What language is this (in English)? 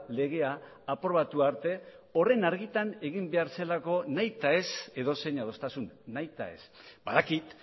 Basque